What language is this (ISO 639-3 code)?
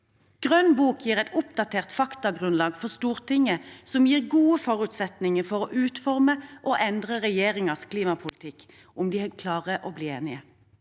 nor